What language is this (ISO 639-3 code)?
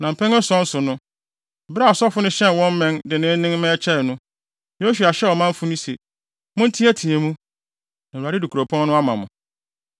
aka